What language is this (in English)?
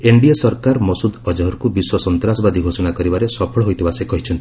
Odia